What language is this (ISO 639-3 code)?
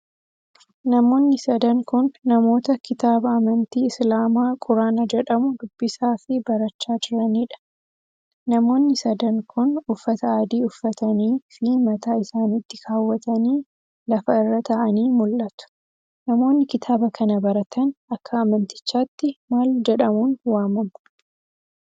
orm